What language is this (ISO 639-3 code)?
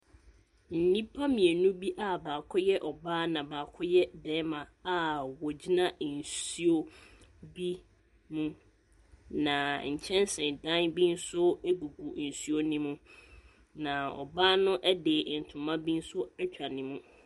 aka